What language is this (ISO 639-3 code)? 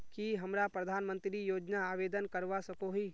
mag